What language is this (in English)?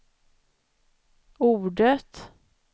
Swedish